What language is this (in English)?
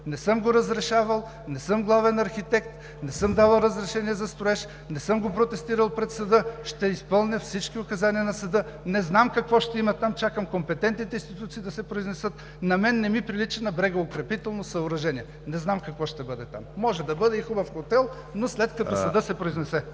Bulgarian